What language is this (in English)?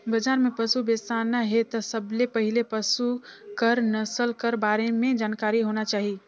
Chhattisgarhi